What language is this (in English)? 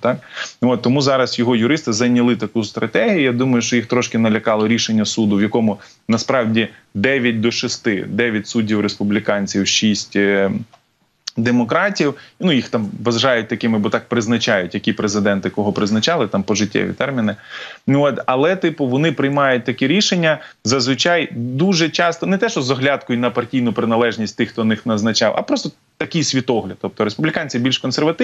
Ukrainian